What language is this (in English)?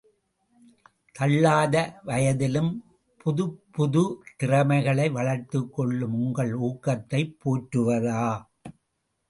Tamil